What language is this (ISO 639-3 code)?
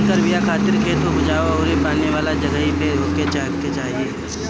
bho